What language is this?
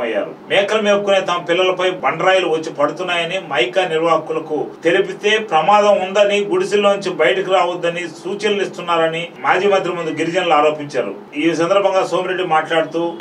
Telugu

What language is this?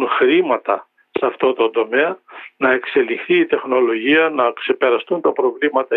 Greek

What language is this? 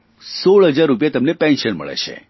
Gujarati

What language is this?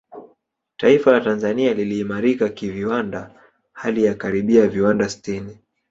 Swahili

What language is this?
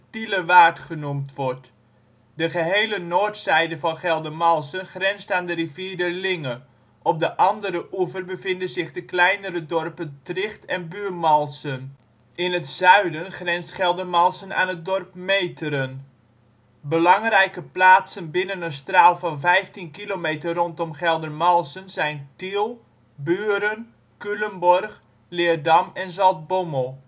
Dutch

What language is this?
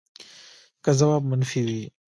Pashto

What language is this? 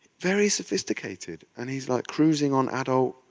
English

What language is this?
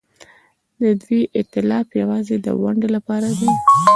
Pashto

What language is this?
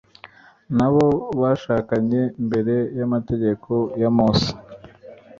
Kinyarwanda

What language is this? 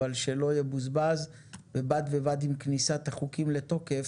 Hebrew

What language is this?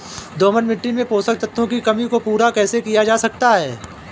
Hindi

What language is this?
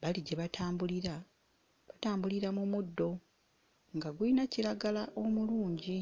Ganda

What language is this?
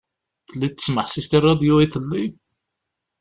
Kabyle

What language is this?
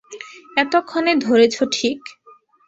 Bangla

